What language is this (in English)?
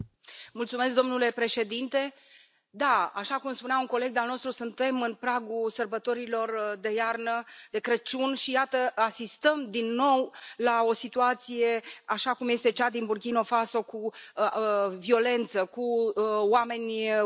Romanian